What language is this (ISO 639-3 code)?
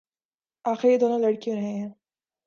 urd